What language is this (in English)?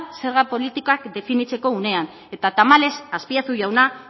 Basque